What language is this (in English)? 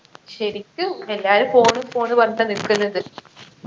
Malayalam